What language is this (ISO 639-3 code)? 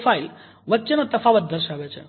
guj